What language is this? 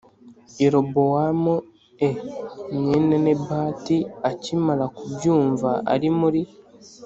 Kinyarwanda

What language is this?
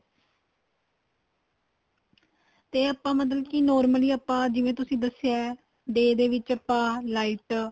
Punjabi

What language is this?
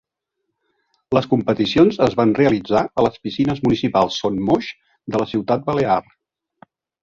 Catalan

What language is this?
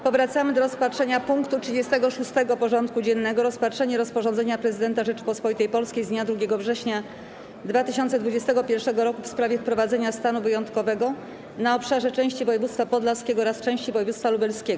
Polish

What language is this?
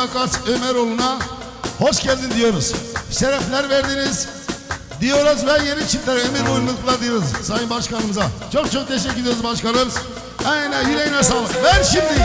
Turkish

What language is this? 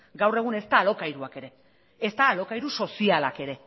Basque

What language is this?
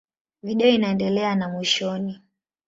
Swahili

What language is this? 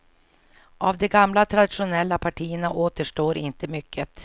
Swedish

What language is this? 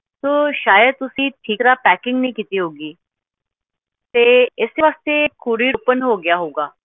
Punjabi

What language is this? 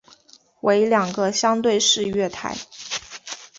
Chinese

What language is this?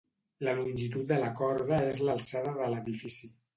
Catalan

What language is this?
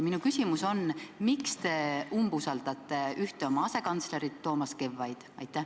Estonian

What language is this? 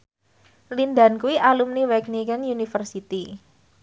Javanese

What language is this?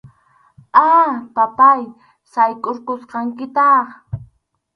Arequipa-La Unión Quechua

